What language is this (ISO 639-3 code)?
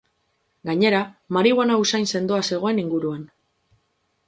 eus